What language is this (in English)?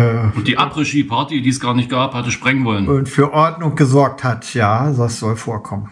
German